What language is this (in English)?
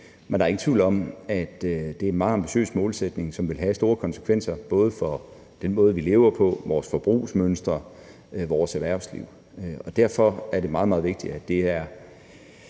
Danish